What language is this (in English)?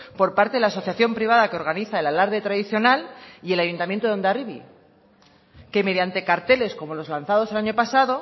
Spanish